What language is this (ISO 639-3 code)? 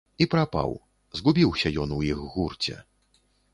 bel